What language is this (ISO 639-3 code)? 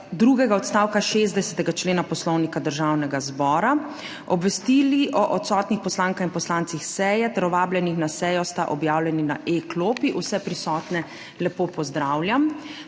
slv